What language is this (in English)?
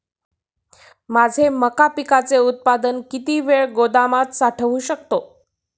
Marathi